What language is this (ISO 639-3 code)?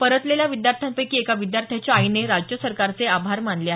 mar